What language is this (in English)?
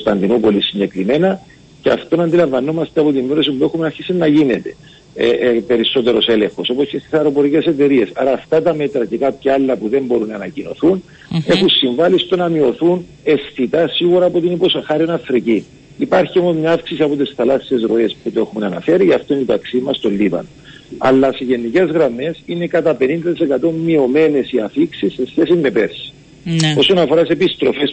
Greek